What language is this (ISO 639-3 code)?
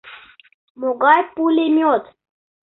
chm